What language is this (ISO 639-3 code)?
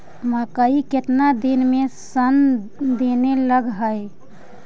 mag